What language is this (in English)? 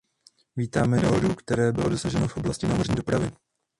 Czech